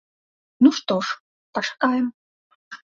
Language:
Belarusian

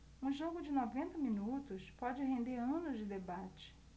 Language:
Portuguese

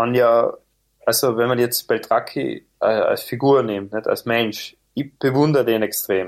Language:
German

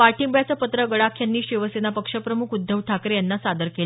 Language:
Marathi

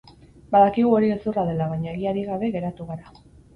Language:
Basque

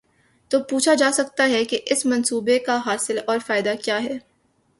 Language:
Urdu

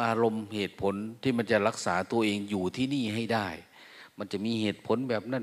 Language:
Thai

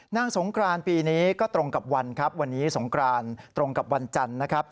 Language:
Thai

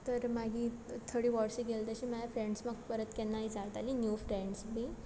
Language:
Konkani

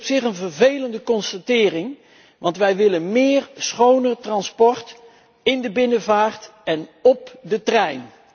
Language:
Dutch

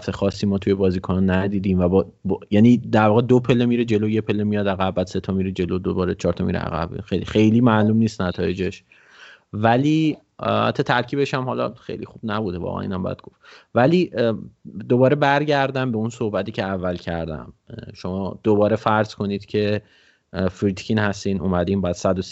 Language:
Persian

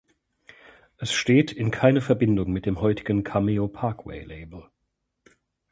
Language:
German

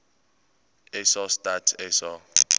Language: Afrikaans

